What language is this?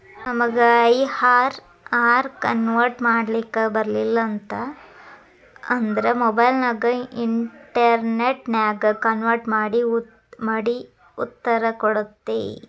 Kannada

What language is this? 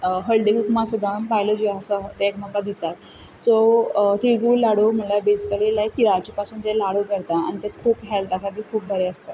Konkani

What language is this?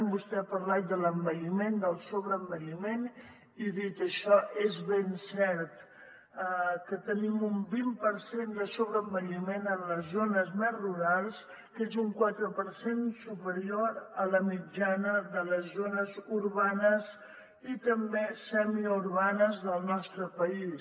Catalan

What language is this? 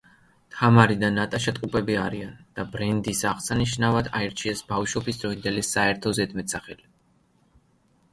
Georgian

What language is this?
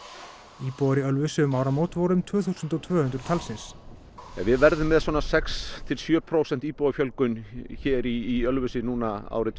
Icelandic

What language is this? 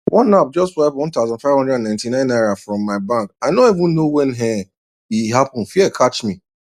Nigerian Pidgin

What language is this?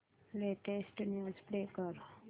Marathi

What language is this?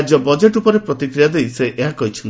Odia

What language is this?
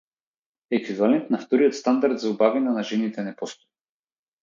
Macedonian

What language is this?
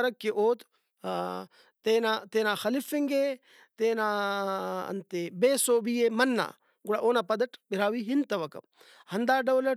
Brahui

